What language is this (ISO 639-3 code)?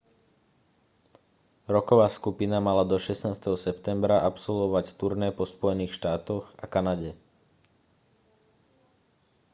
slk